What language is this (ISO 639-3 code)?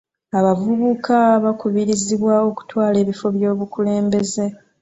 lug